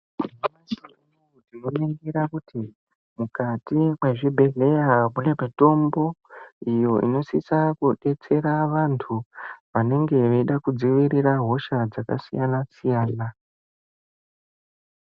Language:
Ndau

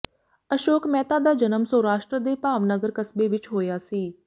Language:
Punjabi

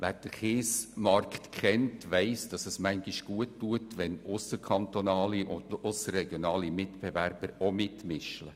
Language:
Swiss German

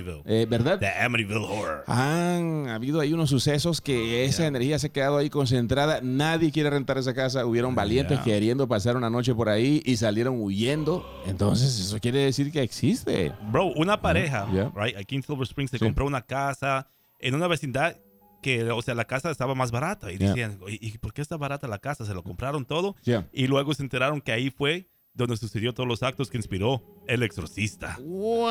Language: Spanish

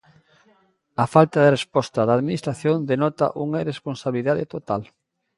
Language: Galician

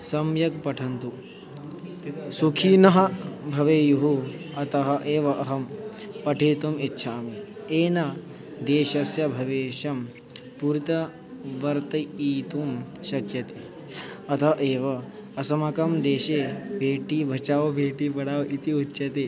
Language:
Sanskrit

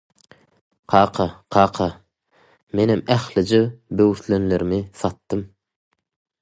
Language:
Turkmen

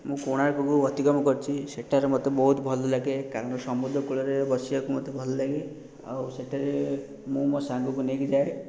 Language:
Odia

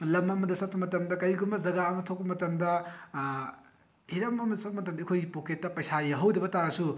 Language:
Manipuri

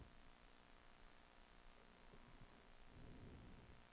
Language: Swedish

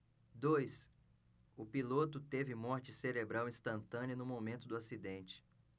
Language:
Portuguese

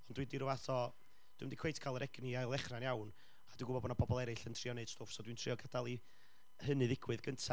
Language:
Welsh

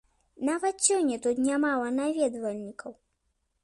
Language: Belarusian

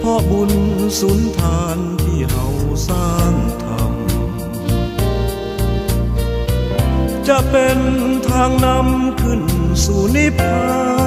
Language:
Thai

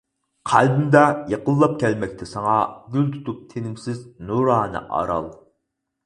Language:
Uyghur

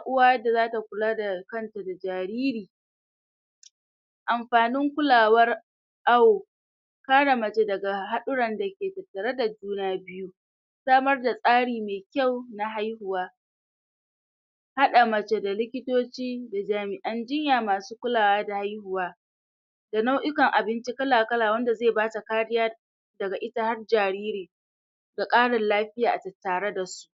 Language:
Hausa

